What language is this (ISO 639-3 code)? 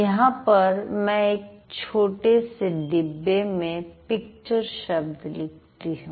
hin